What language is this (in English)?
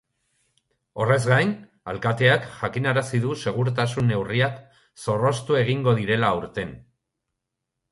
Basque